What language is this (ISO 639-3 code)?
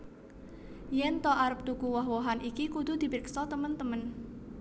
jav